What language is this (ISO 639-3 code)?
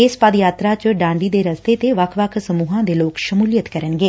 pan